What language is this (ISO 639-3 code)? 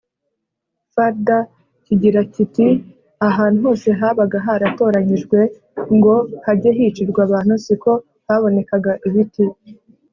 kin